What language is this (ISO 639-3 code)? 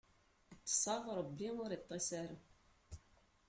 kab